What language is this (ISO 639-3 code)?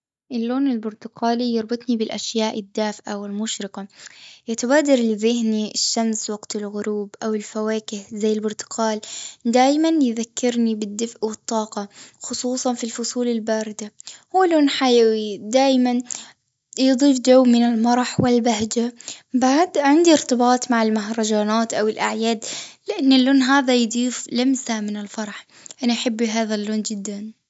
afb